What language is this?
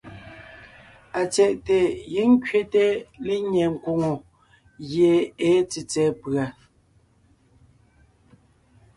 Ngiemboon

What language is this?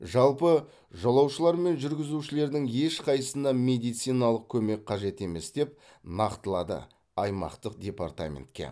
Kazakh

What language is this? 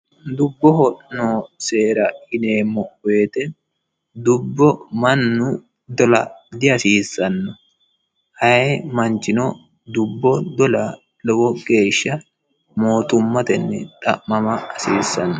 Sidamo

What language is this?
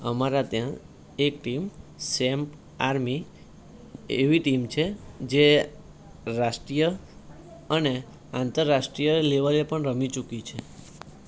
Gujarati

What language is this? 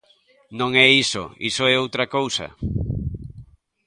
Galician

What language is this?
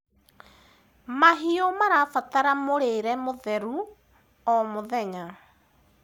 Kikuyu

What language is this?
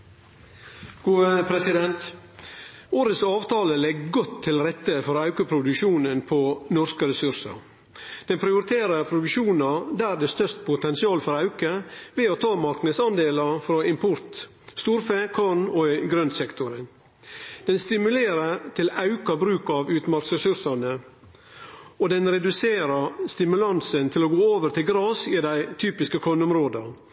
Norwegian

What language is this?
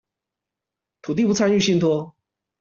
Chinese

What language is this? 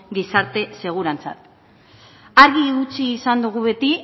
Basque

